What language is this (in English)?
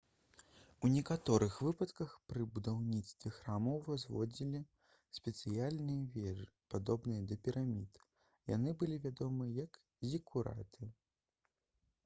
Belarusian